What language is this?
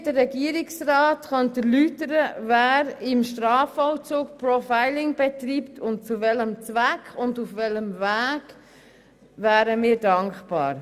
Swiss German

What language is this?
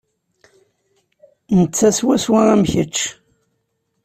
Kabyle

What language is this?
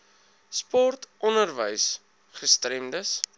Afrikaans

